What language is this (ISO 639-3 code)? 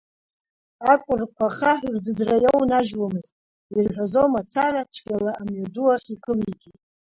abk